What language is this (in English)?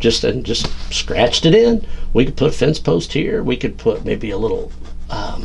English